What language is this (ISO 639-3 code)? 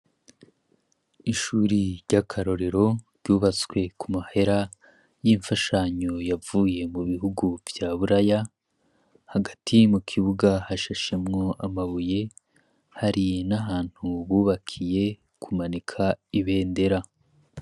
run